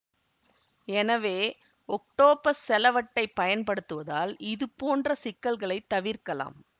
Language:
Tamil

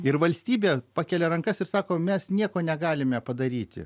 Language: Lithuanian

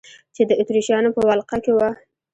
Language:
Pashto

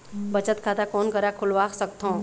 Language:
Chhattisgarhi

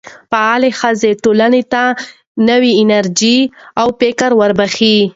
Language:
Pashto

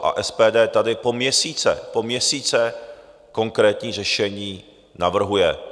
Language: Czech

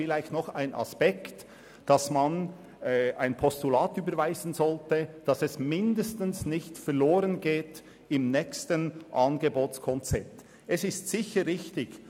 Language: Swiss German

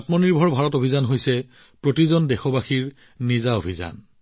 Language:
Assamese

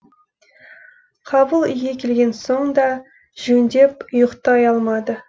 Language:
Kazakh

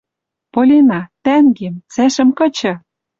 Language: Western Mari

